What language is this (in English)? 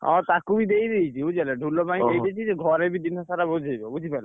Odia